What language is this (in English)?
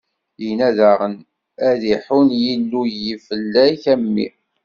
Kabyle